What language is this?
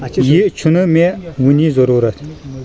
Kashmiri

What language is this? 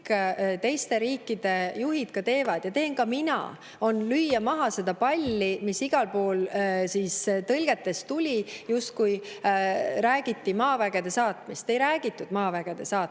Estonian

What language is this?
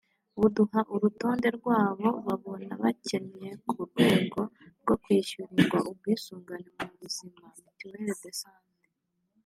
Kinyarwanda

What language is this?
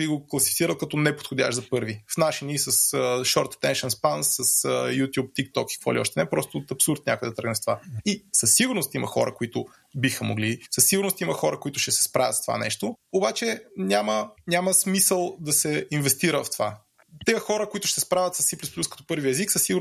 Bulgarian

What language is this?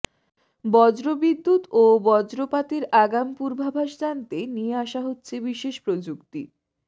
Bangla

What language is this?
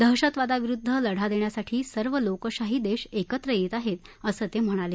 Marathi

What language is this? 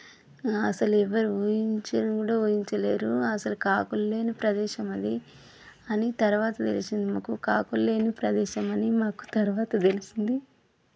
Telugu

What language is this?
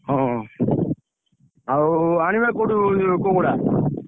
Odia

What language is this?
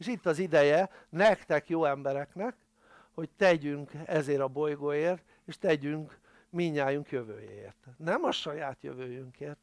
Hungarian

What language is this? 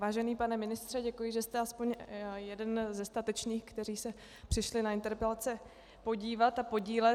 Czech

